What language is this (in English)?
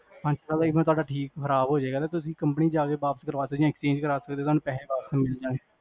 Punjabi